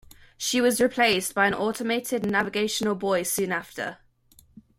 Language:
English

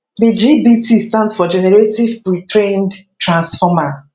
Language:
Nigerian Pidgin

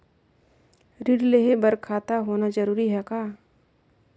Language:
Chhattisgarhi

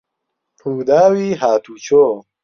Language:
Central Kurdish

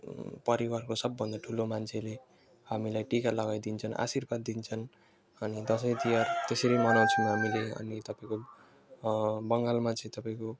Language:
Nepali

